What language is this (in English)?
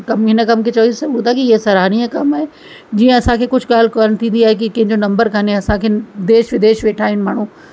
Sindhi